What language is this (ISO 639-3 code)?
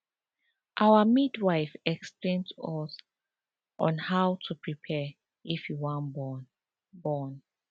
pcm